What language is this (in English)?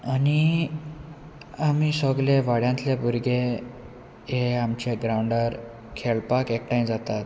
Konkani